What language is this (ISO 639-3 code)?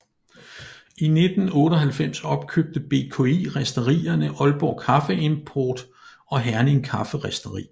dan